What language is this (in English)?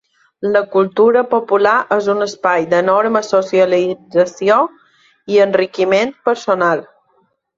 Catalan